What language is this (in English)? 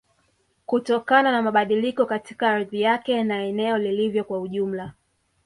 Swahili